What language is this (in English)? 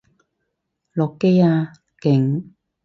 Cantonese